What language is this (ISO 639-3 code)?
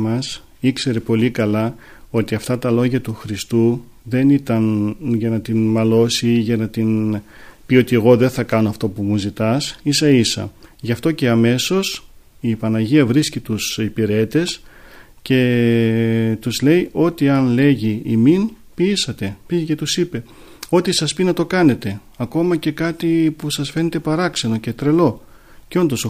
ell